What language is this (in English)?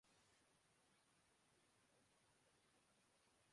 Urdu